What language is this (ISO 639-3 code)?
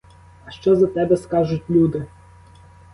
ukr